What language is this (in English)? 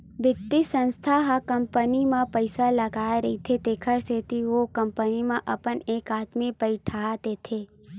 Chhattisgarhi